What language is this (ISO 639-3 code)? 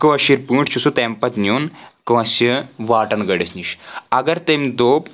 kas